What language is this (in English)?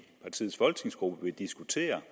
Danish